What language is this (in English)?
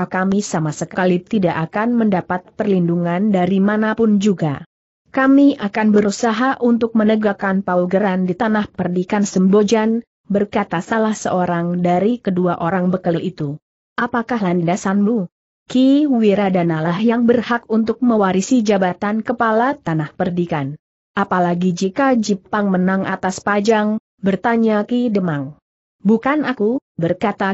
Indonesian